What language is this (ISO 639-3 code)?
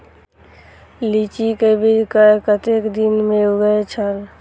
mai